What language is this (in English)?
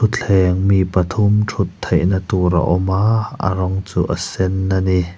Mizo